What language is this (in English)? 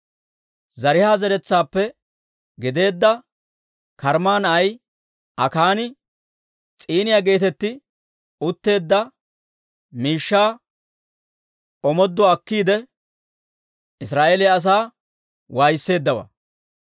Dawro